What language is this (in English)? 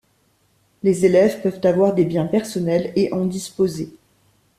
French